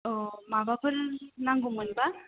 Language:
Bodo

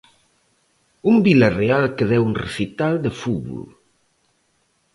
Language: Galician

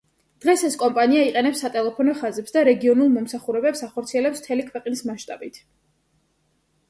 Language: Georgian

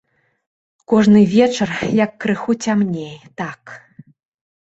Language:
Belarusian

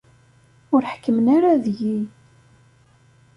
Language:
Kabyle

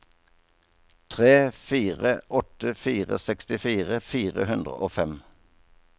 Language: Norwegian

